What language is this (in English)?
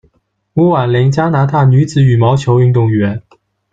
Chinese